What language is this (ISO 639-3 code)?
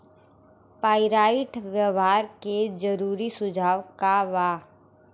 bho